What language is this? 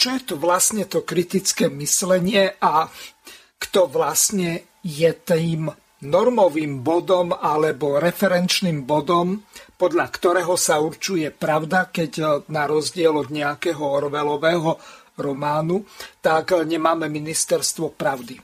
Slovak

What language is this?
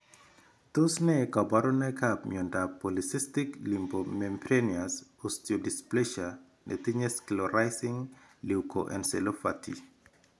Kalenjin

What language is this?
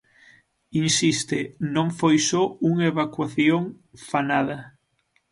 Galician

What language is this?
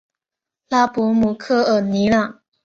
Chinese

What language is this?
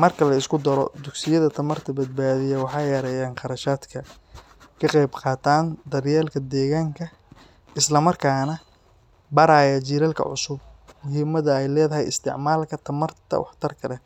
Somali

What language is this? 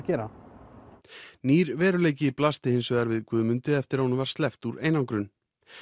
Icelandic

